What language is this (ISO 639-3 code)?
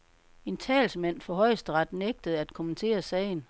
dan